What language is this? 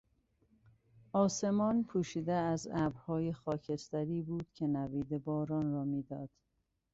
Persian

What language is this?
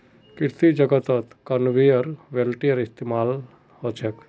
Magahi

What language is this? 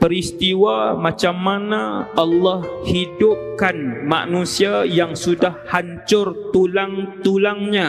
Malay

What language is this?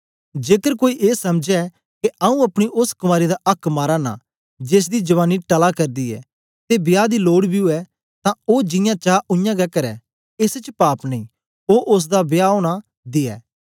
Dogri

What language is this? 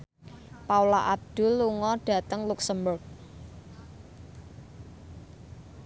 Javanese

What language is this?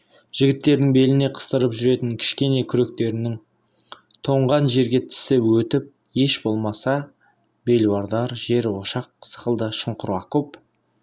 Kazakh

